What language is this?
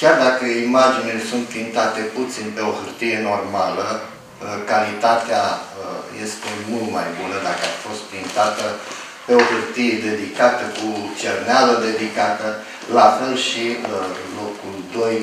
Romanian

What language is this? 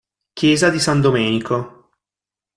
Italian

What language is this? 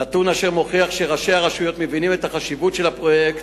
Hebrew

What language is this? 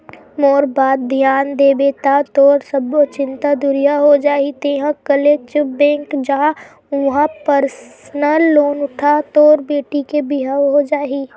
Chhattisgarhi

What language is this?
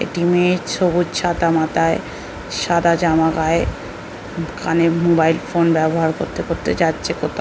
Bangla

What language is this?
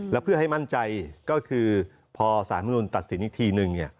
Thai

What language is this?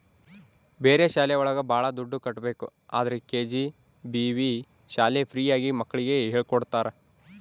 Kannada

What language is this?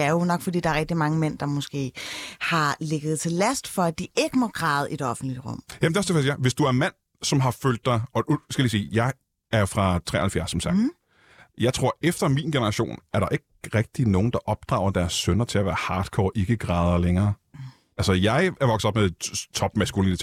Danish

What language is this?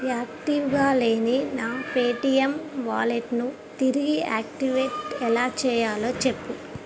Telugu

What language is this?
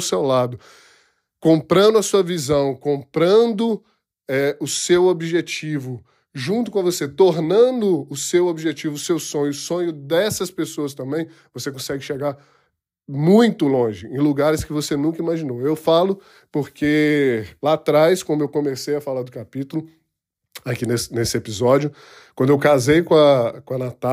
Portuguese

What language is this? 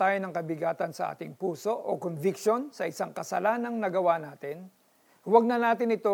Filipino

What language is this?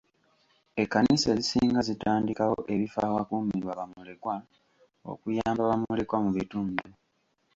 Ganda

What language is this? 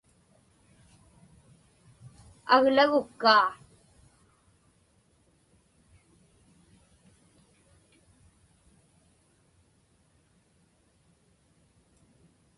Inupiaq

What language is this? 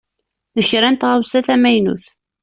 Kabyle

